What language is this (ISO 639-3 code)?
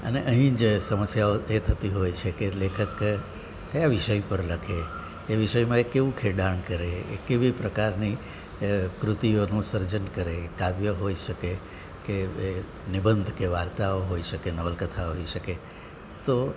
guj